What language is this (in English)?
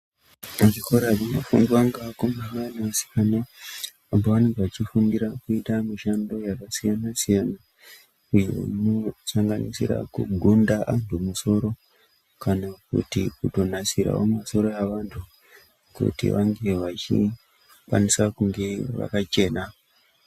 Ndau